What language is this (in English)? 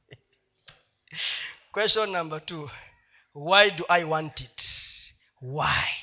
Swahili